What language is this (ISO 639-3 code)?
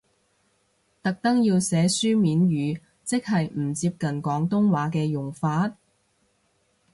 yue